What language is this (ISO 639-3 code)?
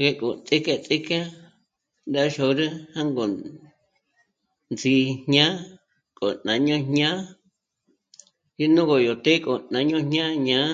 mmc